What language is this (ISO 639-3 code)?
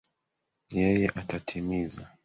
swa